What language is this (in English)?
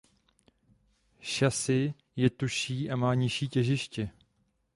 Czech